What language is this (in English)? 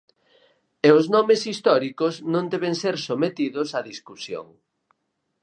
Galician